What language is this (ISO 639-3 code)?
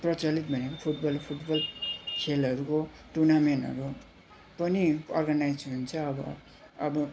nep